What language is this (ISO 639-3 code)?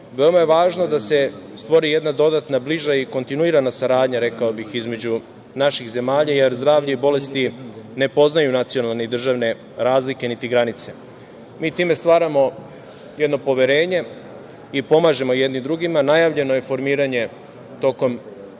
srp